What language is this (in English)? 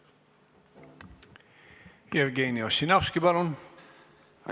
Estonian